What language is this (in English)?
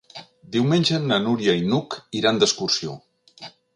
Catalan